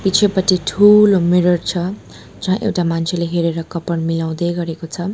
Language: Nepali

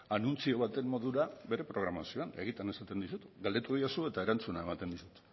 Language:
Basque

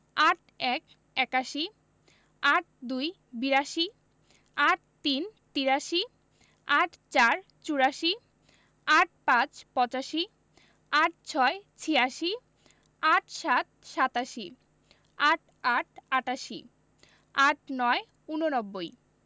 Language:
Bangla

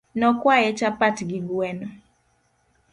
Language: Luo (Kenya and Tanzania)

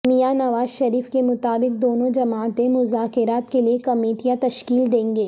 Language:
Urdu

